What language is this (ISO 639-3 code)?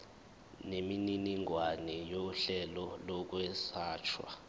zul